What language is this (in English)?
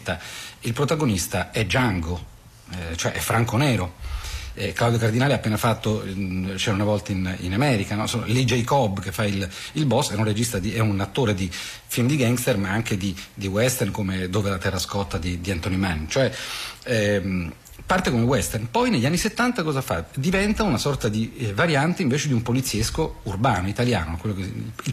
Italian